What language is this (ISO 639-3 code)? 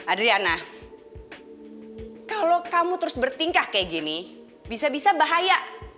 ind